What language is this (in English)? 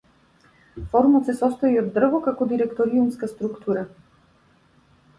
Macedonian